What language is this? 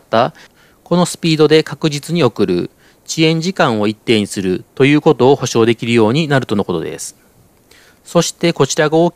Japanese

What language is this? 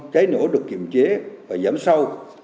Vietnamese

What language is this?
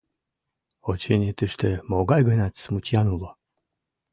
Mari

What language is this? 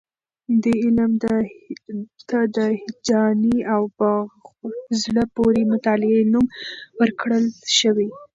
Pashto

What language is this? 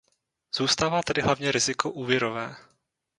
Czech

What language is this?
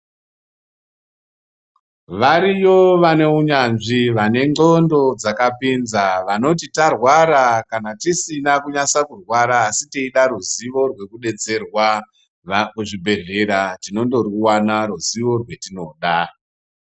Ndau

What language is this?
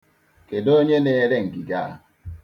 Igbo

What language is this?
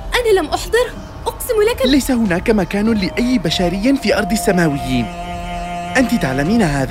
Arabic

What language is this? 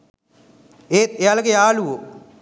Sinhala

